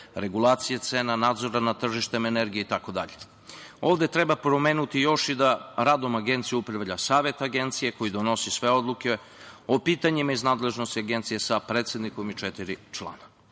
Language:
Serbian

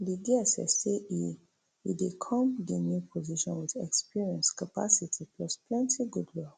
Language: Nigerian Pidgin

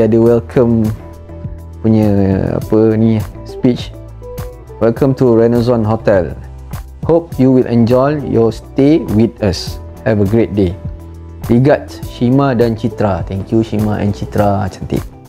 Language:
Malay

